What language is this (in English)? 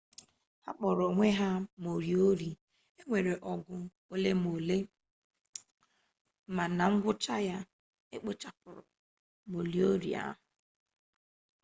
Igbo